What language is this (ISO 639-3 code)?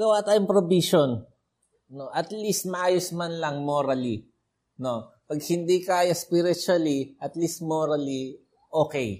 fil